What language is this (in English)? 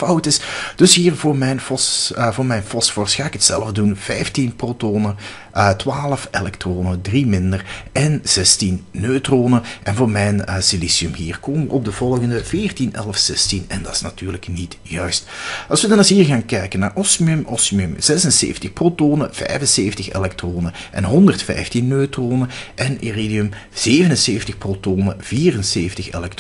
Dutch